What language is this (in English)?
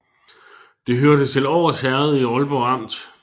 Danish